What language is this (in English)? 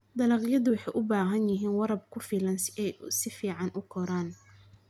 Somali